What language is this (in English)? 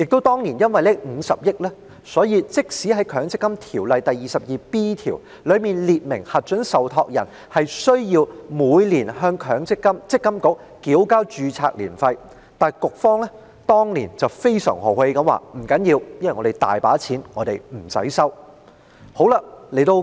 Cantonese